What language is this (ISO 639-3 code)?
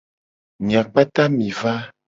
gej